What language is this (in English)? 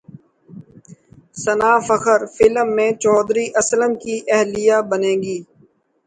Urdu